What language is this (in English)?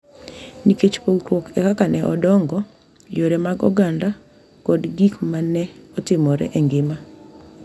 Luo (Kenya and Tanzania)